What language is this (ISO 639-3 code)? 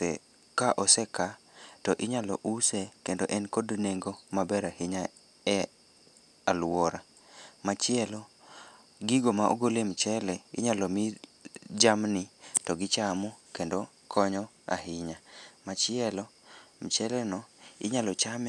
luo